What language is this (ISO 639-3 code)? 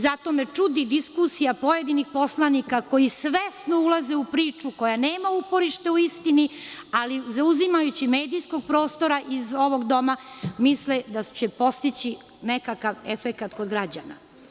srp